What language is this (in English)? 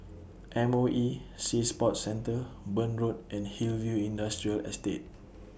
English